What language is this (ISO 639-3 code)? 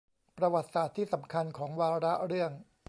tha